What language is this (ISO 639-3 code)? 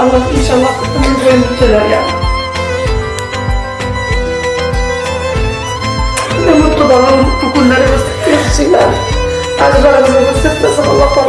tur